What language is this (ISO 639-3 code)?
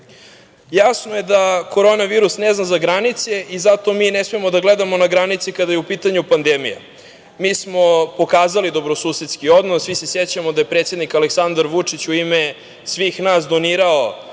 srp